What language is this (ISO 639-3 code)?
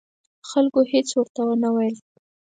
pus